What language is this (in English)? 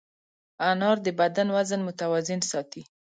Pashto